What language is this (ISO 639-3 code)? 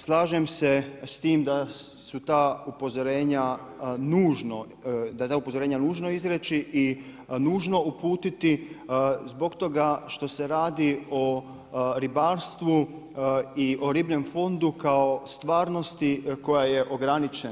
hrv